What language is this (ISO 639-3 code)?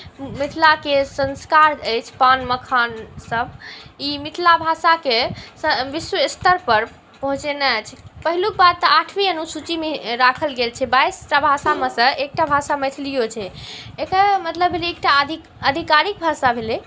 mai